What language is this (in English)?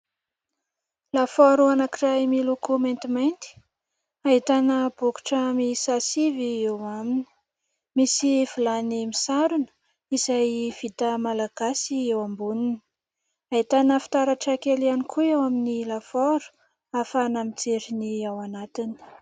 Malagasy